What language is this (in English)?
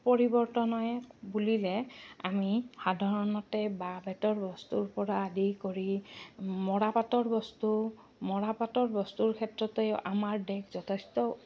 Assamese